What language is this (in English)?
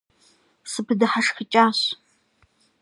Kabardian